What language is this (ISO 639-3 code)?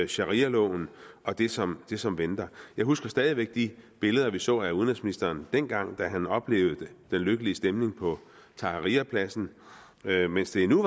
dan